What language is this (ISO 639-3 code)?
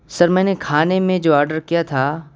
urd